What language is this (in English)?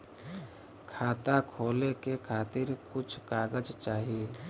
Bhojpuri